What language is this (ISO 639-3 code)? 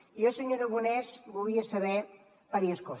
cat